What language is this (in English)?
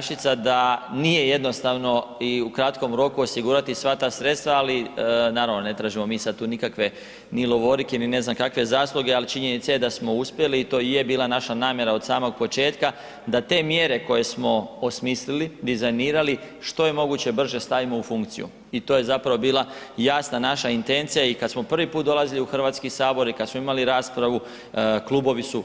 Croatian